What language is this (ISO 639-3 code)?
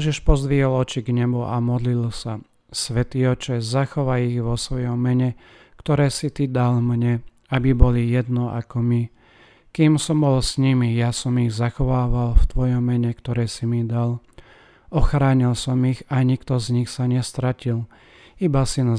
slk